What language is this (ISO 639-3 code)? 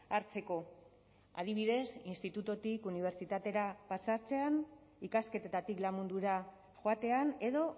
eus